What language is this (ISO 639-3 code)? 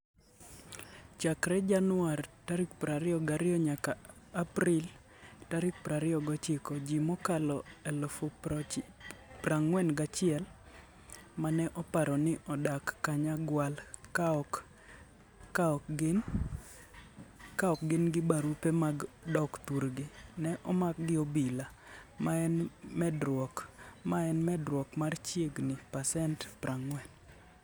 luo